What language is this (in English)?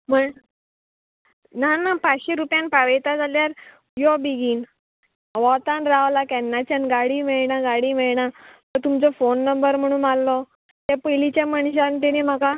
Konkani